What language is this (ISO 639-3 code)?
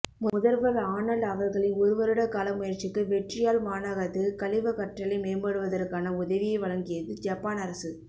tam